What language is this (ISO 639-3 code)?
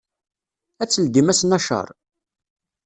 kab